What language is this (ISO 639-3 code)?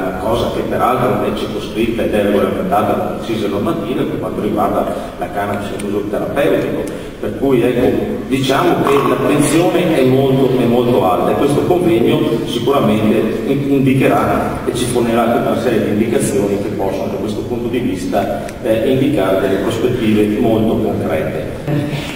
ita